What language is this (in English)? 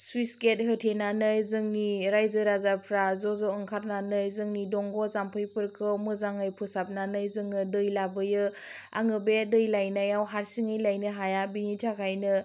Bodo